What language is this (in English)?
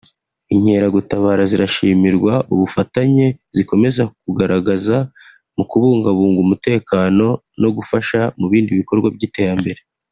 Kinyarwanda